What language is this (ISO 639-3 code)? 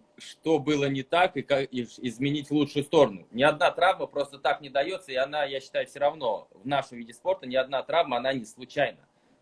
rus